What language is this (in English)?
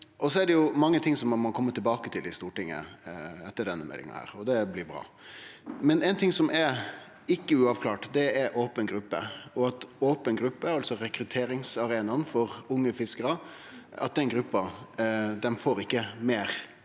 Norwegian